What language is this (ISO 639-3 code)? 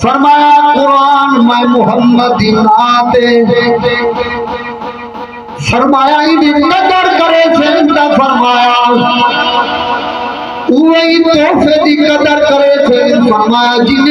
ara